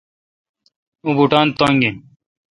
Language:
Kalkoti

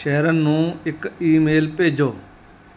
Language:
Punjabi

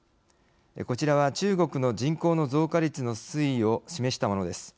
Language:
Japanese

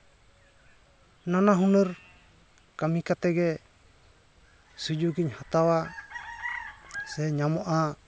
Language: Santali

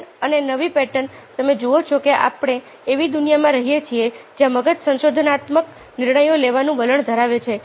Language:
Gujarati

